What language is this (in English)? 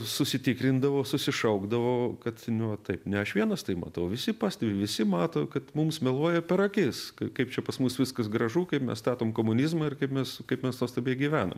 Lithuanian